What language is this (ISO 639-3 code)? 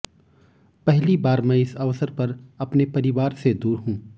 hin